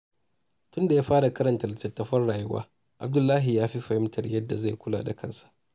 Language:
Hausa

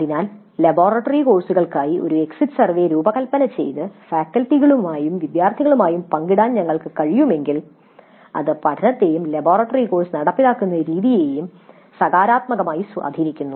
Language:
Malayalam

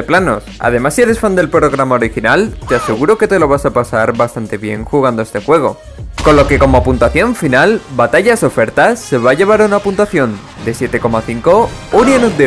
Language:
Spanish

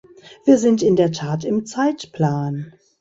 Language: German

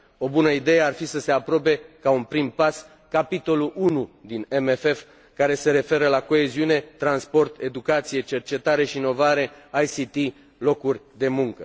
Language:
Romanian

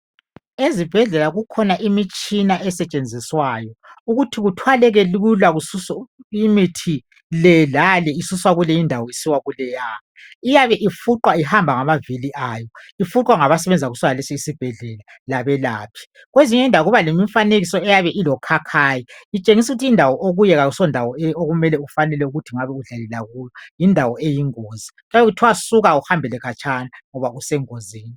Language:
North Ndebele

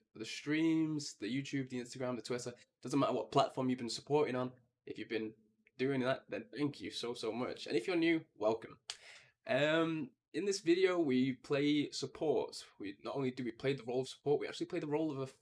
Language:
English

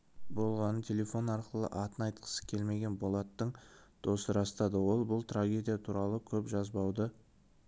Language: Kazakh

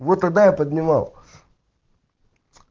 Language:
Russian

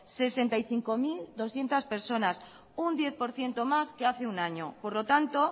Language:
Spanish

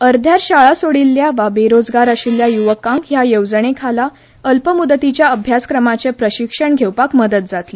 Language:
Konkani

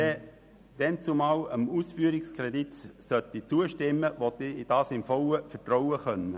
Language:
Swiss German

